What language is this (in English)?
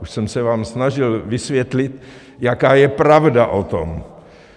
Czech